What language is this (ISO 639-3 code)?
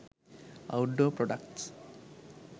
sin